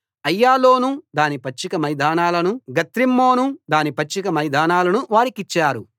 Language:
Telugu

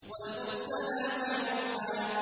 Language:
Arabic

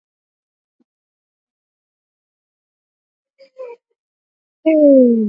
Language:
Swahili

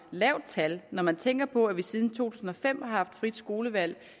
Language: Danish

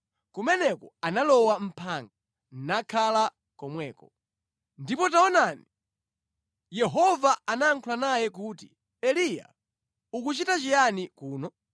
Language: Nyanja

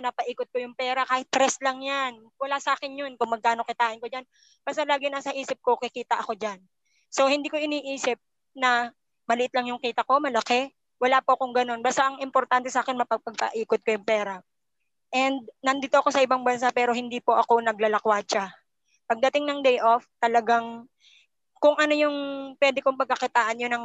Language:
Filipino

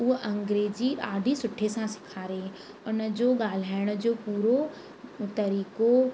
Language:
Sindhi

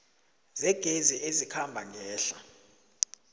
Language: South Ndebele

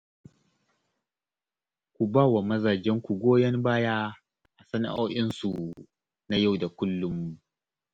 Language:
Hausa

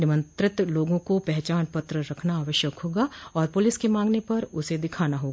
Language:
Hindi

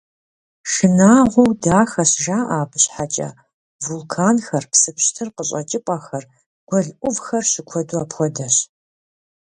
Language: Kabardian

